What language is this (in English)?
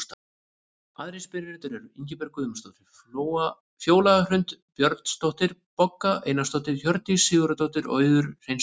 Icelandic